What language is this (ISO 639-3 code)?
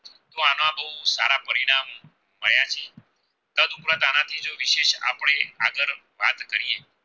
guj